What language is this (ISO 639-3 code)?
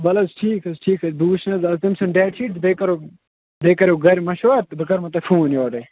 kas